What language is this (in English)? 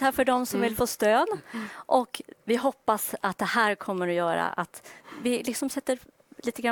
Swedish